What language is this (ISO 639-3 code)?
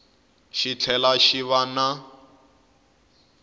tso